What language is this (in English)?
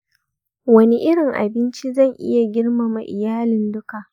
Hausa